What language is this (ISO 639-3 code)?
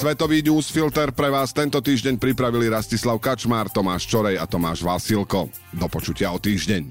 slk